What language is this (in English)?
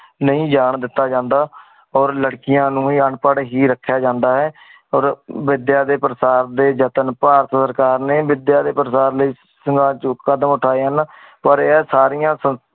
Punjabi